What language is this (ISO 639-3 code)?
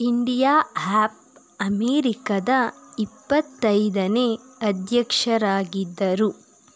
kan